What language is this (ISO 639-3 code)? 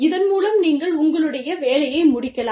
tam